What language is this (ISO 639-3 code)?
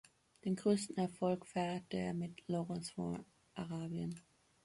deu